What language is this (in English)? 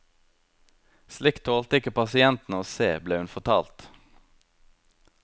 Norwegian